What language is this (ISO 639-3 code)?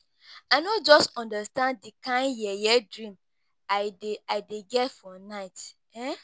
pcm